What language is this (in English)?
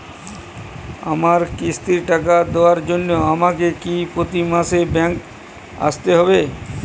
Bangla